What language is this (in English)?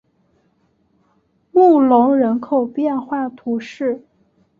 Chinese